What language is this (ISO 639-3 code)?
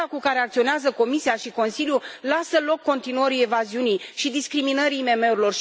ron